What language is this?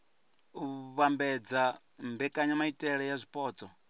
Venda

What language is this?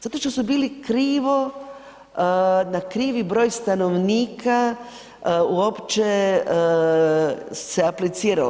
Croatian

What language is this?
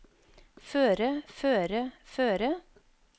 Norwegian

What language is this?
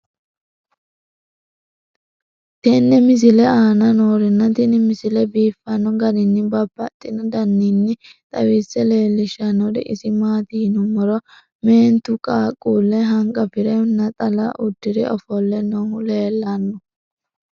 Sidamo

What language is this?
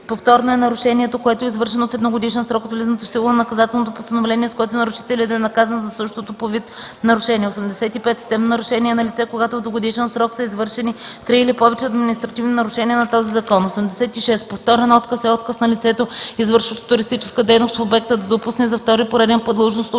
Bulgarian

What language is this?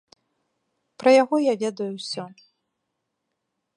Belarusian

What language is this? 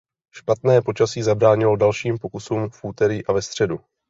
Czech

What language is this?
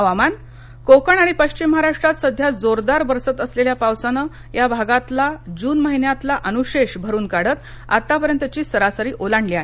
Marathi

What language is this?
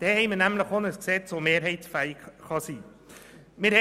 Swiss German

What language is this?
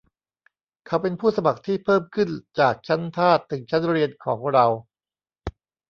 Thai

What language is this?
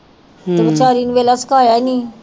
Punjabi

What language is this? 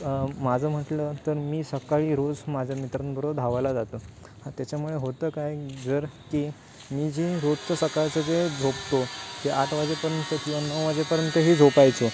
Marathi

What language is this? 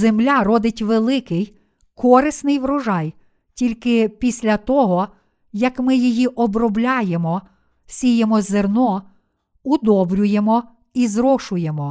Ukrainian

